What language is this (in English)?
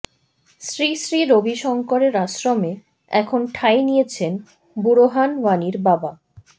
Bangla